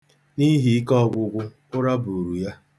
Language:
Igbo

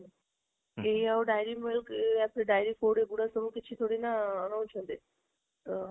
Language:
Odia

